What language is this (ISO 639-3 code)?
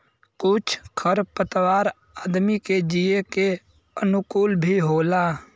bho